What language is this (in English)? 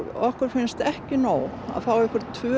Icelandic